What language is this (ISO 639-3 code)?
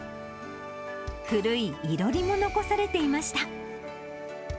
jpn